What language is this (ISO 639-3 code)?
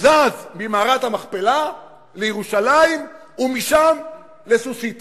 heb